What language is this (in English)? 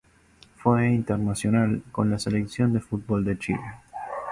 Spanish